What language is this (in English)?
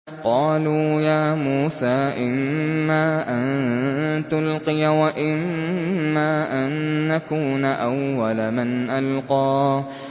Arabic